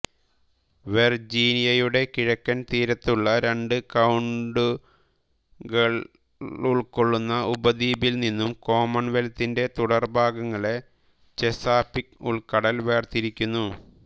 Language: Malayalam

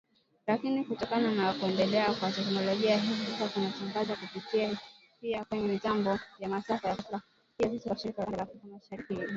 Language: Swahili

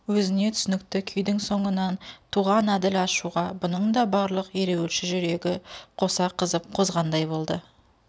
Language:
Kazakh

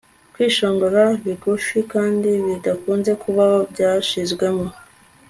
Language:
Kinyarwanda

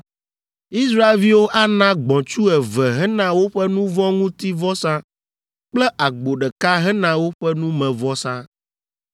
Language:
Ewe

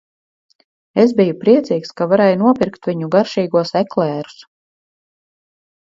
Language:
Latvian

